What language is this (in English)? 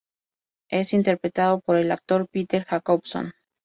Spanish